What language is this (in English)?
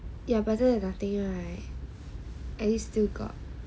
English